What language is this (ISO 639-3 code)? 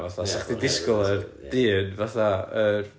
cym